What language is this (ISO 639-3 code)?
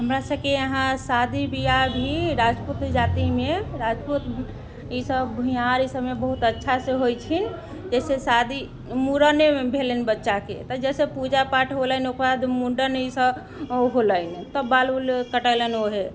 mai